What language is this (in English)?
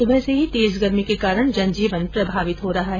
Hindi